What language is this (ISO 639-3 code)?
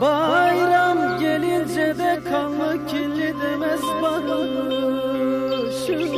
tur